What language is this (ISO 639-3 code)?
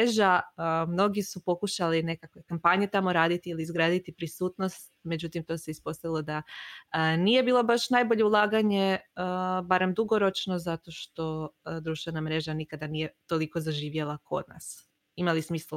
hrv